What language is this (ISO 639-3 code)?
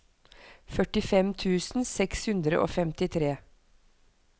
nor